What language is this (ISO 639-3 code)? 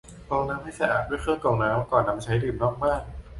tha